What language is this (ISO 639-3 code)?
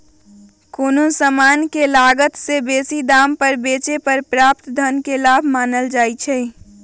mag